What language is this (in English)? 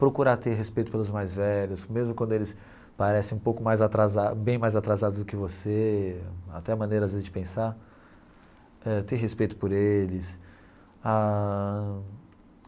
Portuguese